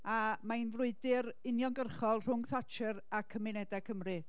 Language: Welsh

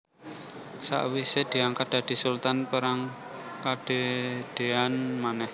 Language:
Javanese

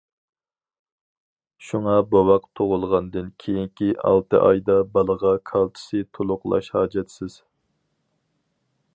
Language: Uyghur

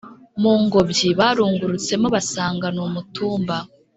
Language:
Kinyarwanda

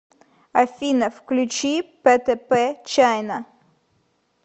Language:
Russian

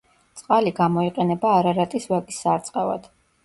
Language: Georgian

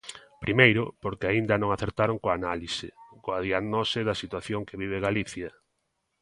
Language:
Galician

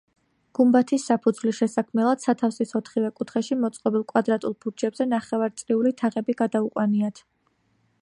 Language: Georgian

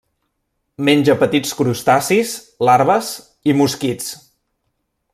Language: Catalan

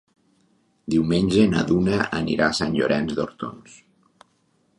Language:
Catalan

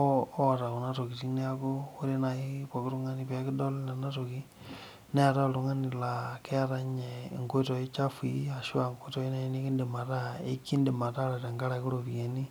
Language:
Masai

